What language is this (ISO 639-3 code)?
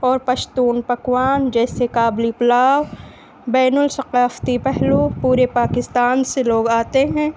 urd